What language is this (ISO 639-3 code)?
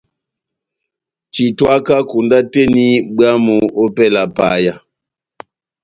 bnm